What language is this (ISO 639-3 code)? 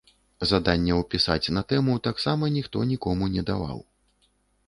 bel